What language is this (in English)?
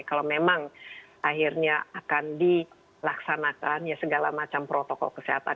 Indonesian